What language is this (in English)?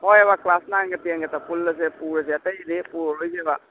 Manipuri